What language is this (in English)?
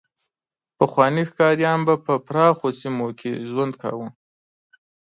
Pashto